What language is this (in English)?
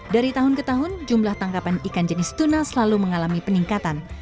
Indonesian